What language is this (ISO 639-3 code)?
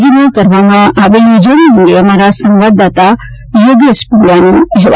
guj